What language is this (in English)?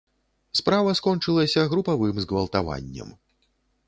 Belarusian